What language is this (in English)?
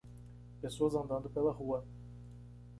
Portuguese